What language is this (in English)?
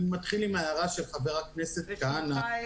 Hebrew